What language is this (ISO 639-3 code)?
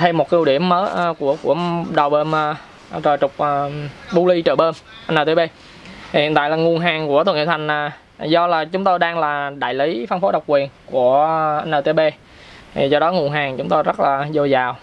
vie